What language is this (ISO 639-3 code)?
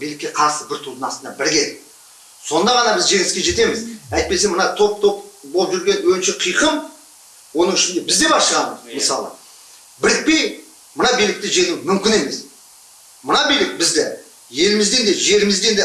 kaz